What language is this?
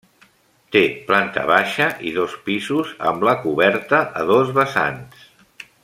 Catalan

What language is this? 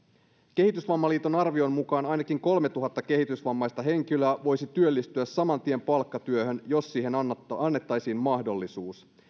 Finnish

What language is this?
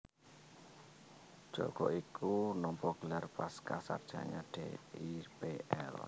Javanese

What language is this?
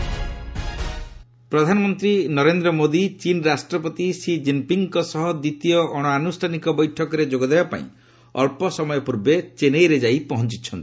Odia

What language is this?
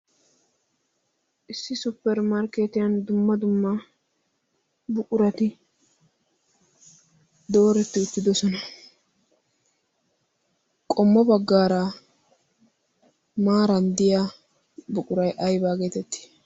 Wolaytta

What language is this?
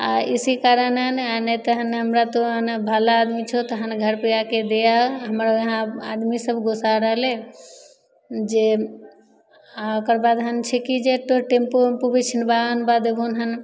Maithili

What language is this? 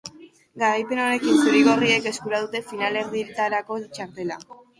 Basque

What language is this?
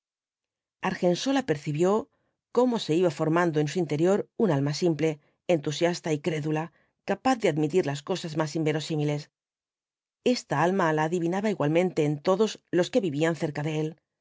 Spanish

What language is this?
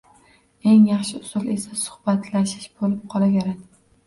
Uzbek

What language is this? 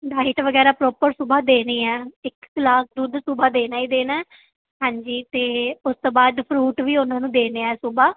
Punjabi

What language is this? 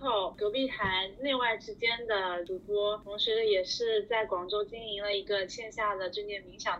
Chinese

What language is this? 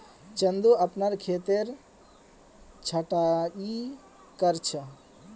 Magahi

